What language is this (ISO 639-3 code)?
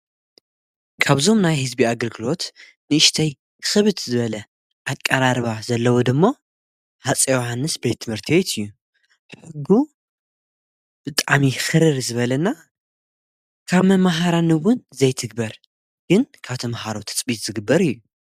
tir